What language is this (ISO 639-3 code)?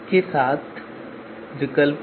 hin